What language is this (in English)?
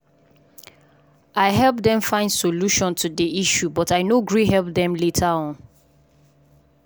Nigerian Pidgin